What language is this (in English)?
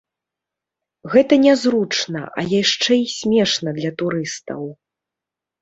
Belarusian